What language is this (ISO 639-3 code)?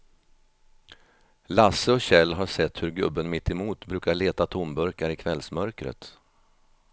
swe